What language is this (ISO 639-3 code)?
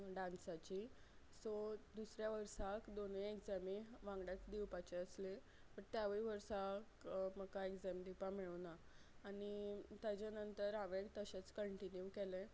kok